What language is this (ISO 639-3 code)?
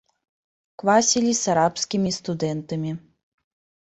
bel